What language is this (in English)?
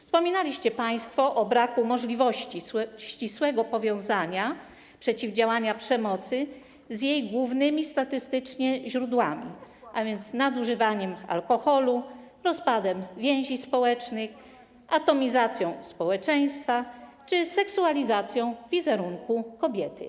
Polish